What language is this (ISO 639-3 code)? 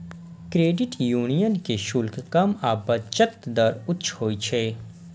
mai